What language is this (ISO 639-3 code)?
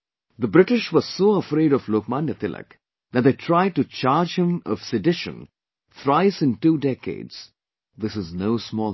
eng